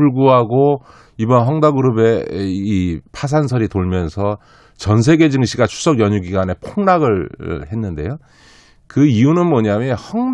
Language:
Korean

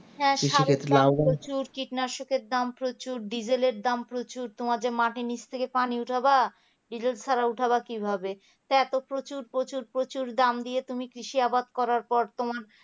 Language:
Bangla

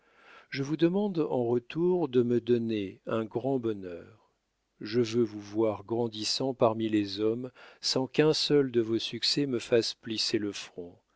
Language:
French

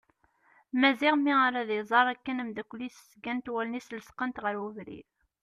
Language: Kabyle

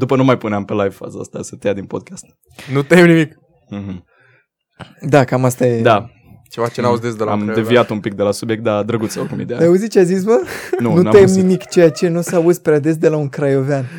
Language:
Romanian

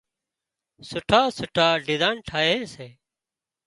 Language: Wadiyara Koli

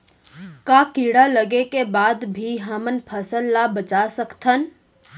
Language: Chhattisgarhi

